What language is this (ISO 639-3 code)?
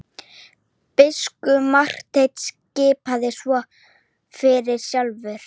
isl